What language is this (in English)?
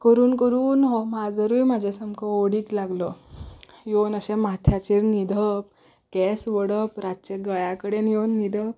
Konkani